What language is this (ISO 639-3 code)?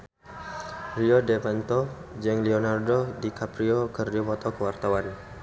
sun